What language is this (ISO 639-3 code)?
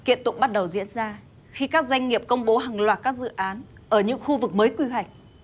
vie